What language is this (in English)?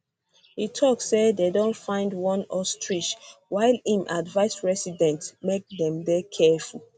Nigerian Pidgin